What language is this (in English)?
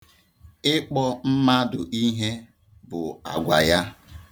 Igbo